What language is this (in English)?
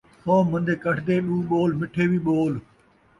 Saraiki